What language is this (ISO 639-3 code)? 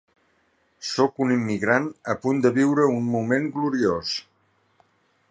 cat